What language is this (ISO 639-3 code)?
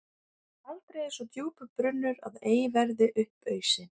isl